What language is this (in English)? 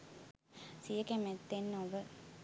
Sinhala